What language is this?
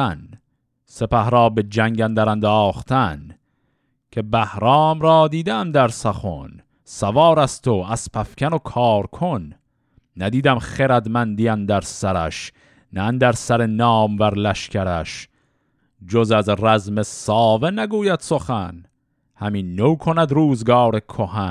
Persian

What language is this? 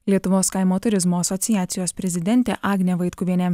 Lithuanian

